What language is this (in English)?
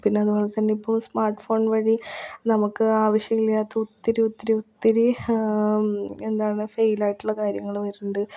Malayalam